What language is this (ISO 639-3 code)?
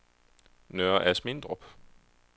dan